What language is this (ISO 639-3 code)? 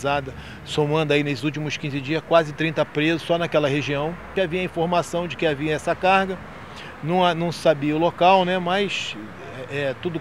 por